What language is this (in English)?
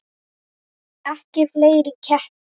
Icelandic